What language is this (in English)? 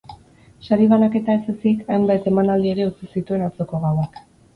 Basque